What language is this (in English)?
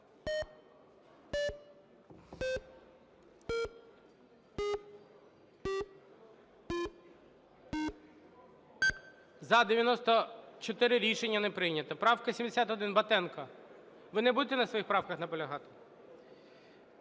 Ukrainian